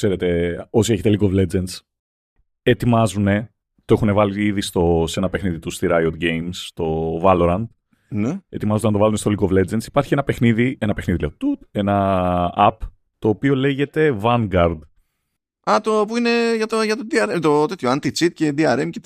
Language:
Greek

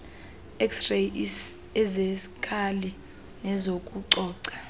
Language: Xhosa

